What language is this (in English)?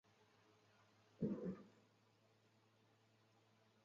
Chinese